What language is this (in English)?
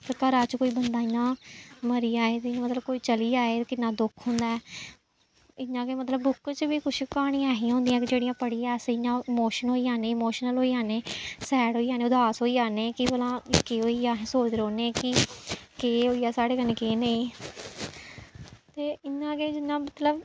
Dogri